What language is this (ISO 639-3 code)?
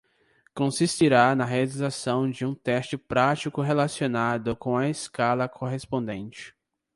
por